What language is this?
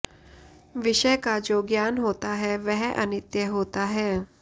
Sanskrit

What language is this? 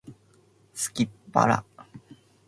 Japanese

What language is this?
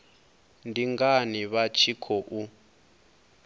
Venda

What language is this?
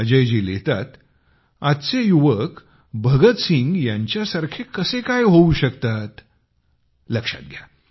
Marathi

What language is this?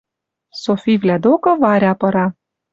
Western Mari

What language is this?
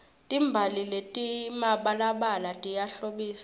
Swati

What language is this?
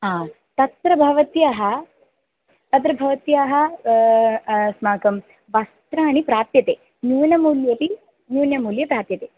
Sanskrit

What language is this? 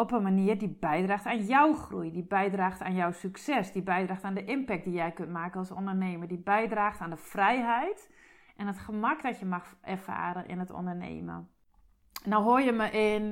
Dutch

